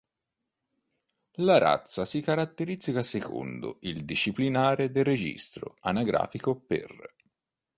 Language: Italian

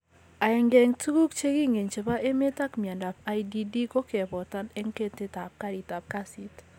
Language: Kalenjin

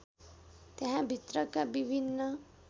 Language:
Nepali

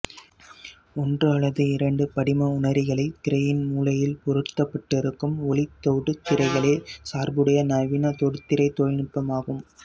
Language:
Tamil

